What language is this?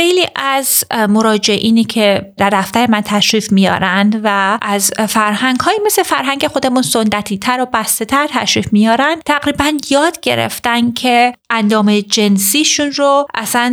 Persian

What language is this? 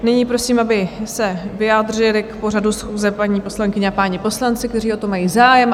Czech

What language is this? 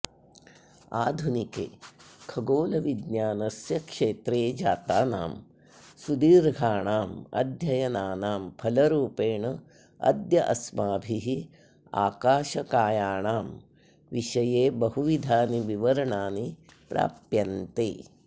Sanskrit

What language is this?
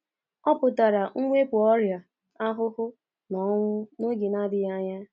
Igbo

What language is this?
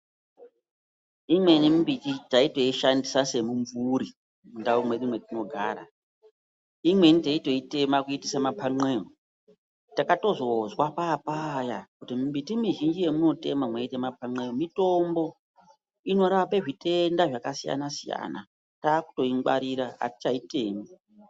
Ndau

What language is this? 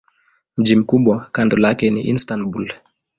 Swahili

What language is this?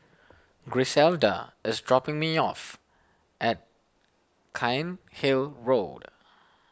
English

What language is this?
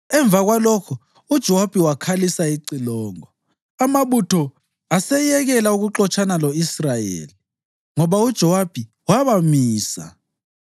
North Ndebele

